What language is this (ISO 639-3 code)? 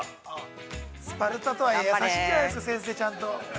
jpn